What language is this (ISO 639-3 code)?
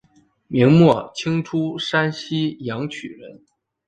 zho